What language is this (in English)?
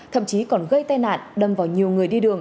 Vietnamese